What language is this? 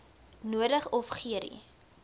Afrikaans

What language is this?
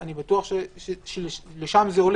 Hebrew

